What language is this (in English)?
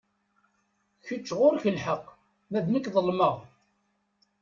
Kabyle